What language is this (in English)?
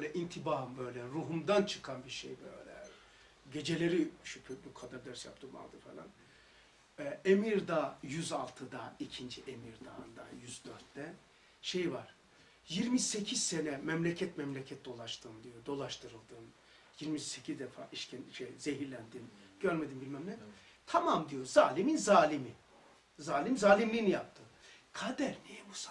Turkish